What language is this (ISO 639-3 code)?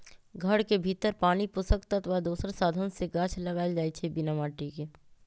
mag